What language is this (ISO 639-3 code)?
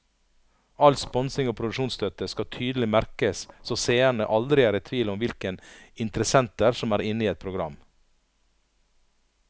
nor